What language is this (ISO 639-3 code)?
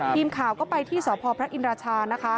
tha